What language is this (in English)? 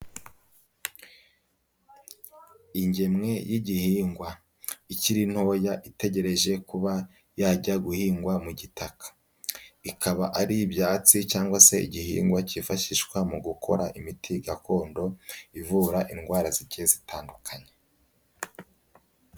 Kinyarwanda